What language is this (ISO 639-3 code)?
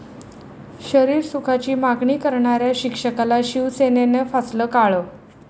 mar